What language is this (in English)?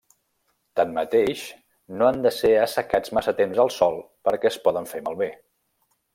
Catalan